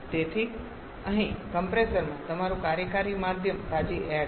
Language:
Gujarati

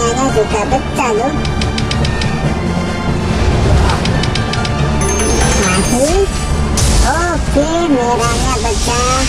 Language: Indonesian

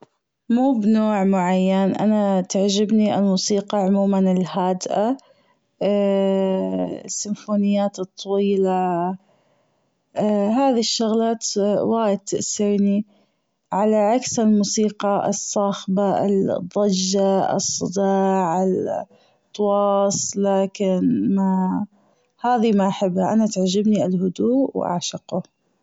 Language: Gulf Arabic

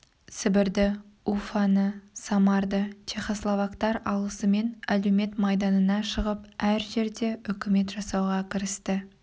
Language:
Kazakh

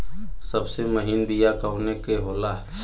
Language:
Bhojpuri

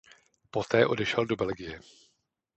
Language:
Czech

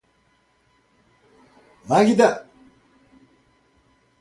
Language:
Portuguese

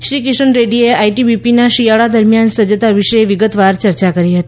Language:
Gujarati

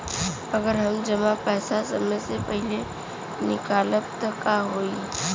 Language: Bhojpuri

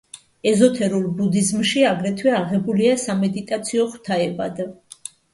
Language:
Georgian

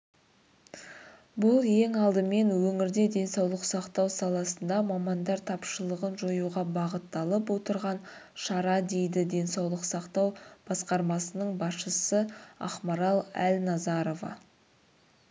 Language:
Kazakh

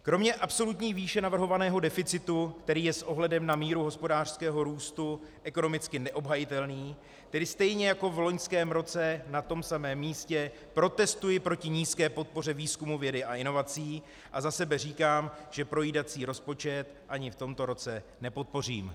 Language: Czech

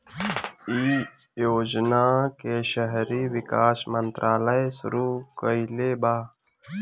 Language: Bhojpuri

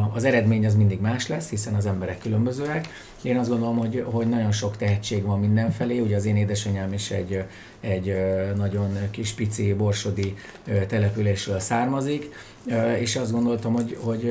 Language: Hungarian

